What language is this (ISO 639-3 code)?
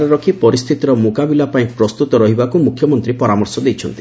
ori